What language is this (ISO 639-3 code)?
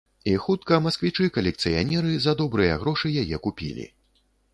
bel